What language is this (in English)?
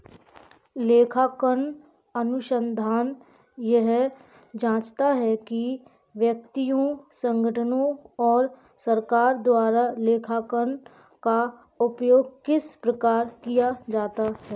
Hindi